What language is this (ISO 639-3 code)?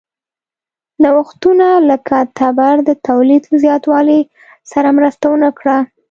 pus